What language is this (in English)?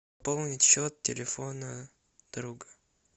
Russian